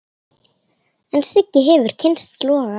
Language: Icelandic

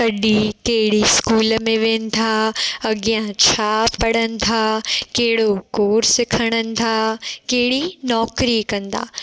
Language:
Sindhi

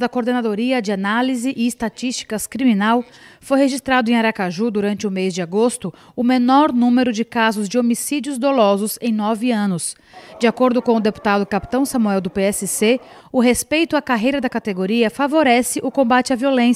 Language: Portuguese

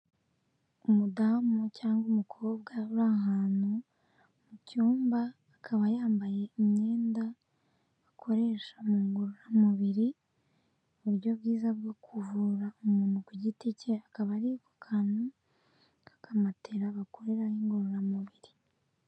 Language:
Kinyarwanda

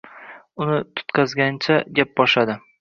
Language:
Uzbek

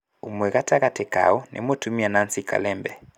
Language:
Kikuyu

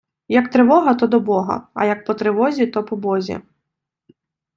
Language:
Ukrainian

